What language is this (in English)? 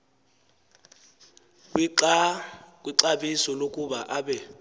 Xhosa